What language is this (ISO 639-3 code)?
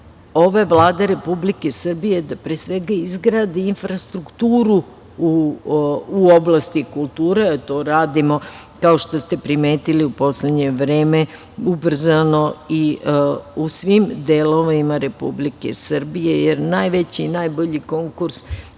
srp